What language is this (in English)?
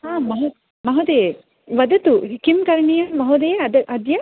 Sanskrit